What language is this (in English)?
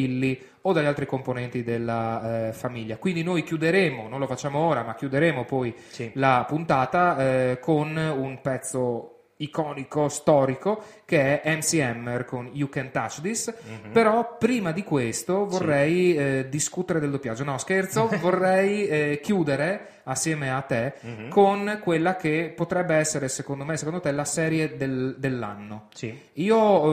Italian